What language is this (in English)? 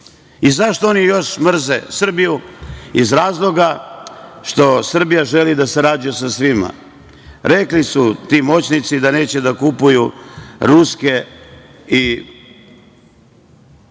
Serbian